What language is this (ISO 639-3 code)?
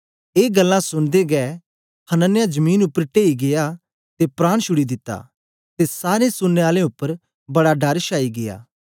doi